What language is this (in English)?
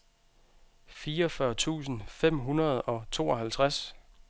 Danish